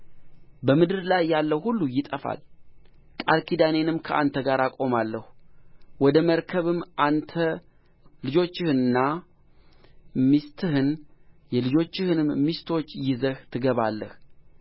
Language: Amharic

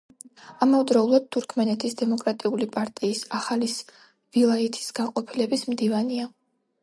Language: Georgian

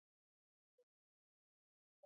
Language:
Pashto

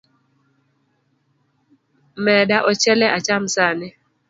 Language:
Luo (Kenya and Tanzania)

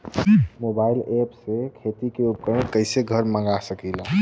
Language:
Bhojpuri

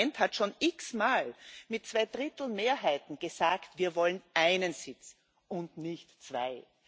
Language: German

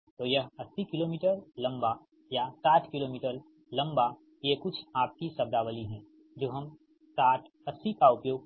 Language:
Hindi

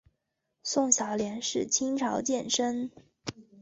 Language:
Chinese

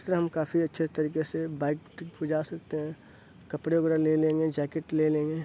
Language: Urdu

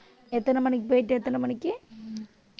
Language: Tamil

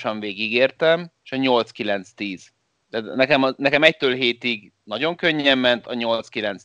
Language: Hungarian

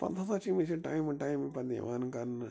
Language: Kashmiri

